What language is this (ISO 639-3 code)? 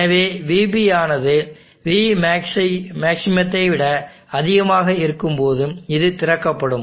tam